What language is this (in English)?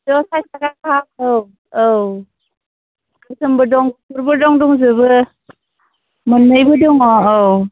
Bodo